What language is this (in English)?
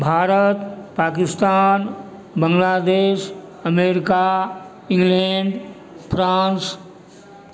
Maithili